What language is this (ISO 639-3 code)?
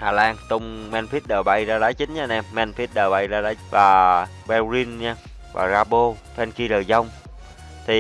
vie